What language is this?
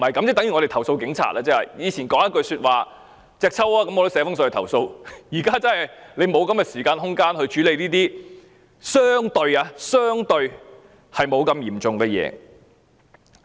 Cantonese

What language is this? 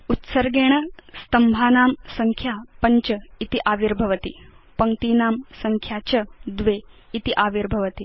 Sanskrit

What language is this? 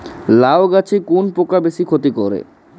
Bangla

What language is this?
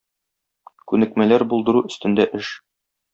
Tatar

